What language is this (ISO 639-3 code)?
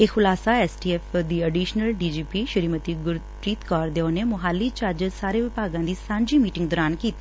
pan